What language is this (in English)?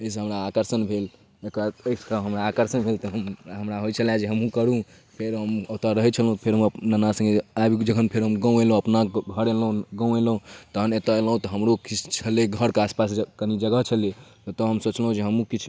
Maithili